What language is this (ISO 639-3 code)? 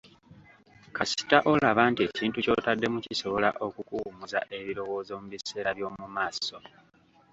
lug